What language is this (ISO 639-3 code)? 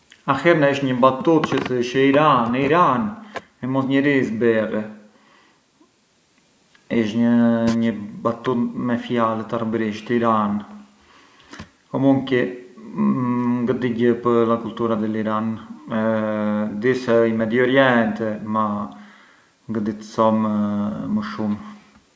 aae